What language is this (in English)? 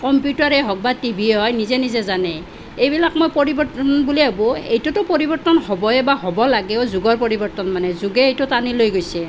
Assamese